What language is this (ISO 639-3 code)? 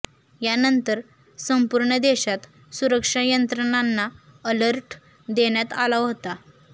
mar